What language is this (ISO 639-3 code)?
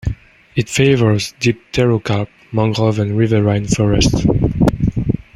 eng